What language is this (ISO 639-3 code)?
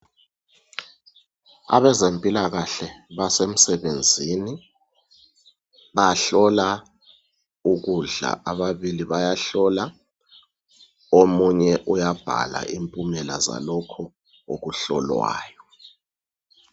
nde